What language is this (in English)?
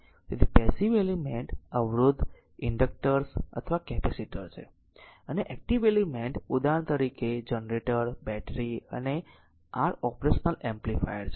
Gujarati